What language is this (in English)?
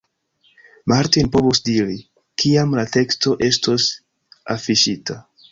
Esperanto